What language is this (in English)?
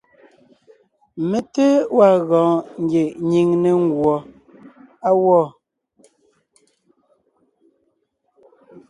Ngiemboon